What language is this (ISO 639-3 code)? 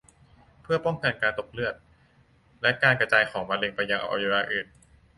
tha